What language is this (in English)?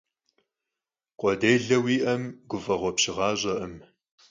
Kabardian